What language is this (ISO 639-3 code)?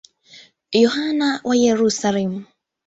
swa